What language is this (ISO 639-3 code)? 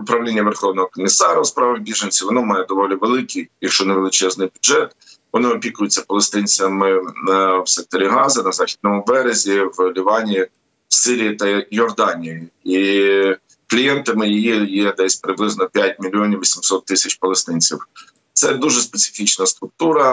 ukr